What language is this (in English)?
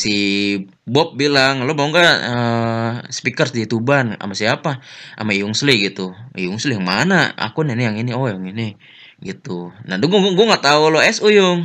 Indonesian